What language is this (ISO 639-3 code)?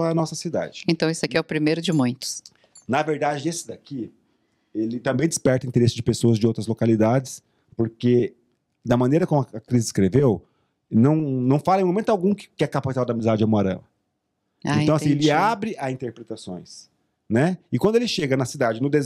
por